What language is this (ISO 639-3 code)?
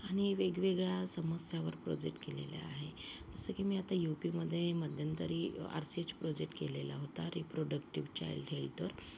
mar